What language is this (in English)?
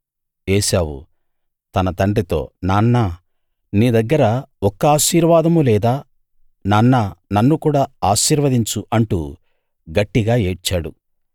Telugu